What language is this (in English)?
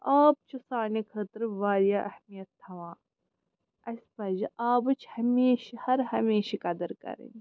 Kashmiri